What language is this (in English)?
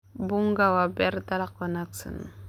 Somali